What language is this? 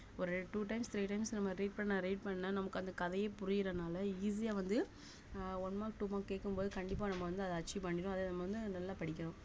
Tamil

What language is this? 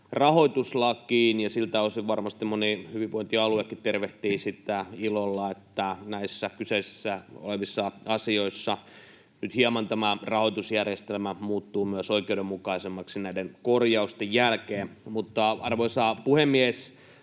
Finnish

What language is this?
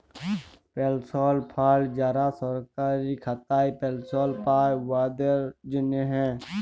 Bangla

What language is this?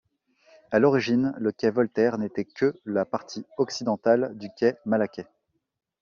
French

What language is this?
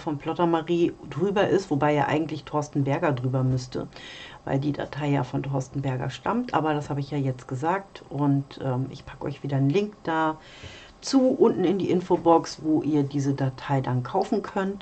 German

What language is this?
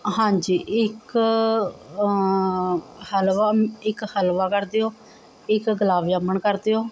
Punjabi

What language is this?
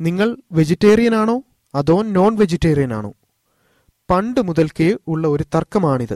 Malayalam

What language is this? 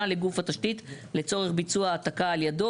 Hebrew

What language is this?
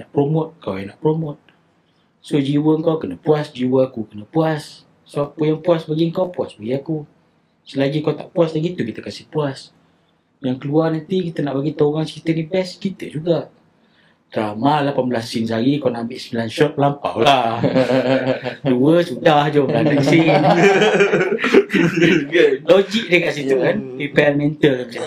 Malay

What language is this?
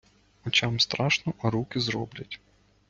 Ukrainian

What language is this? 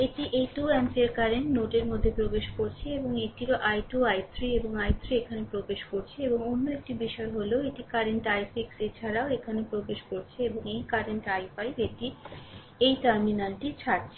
Bangla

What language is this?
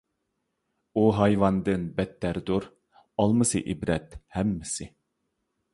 Uyghur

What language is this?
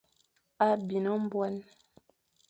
Fang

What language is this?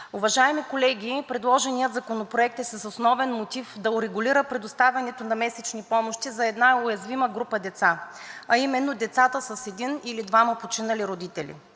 Bulgarian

